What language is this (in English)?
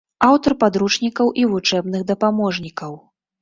Belarusian